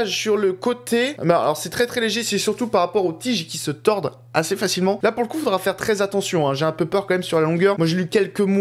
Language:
French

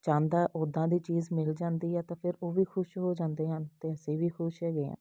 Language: Punjabi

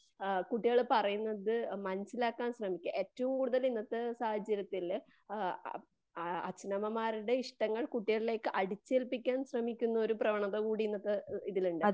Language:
Malayalam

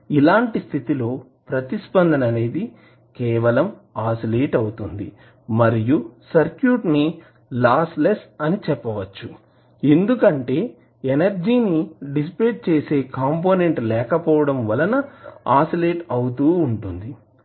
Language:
Telugu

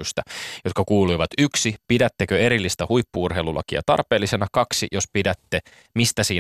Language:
Finnish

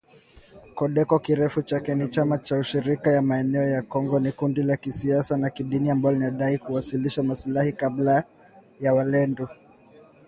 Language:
Swahili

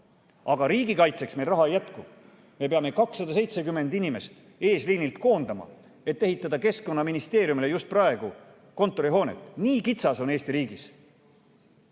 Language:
Estonian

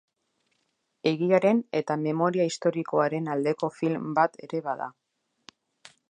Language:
Basque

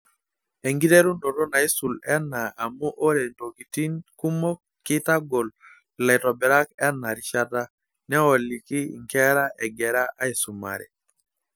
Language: Masai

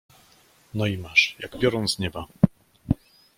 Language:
Polish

